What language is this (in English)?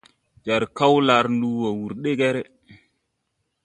Tupuri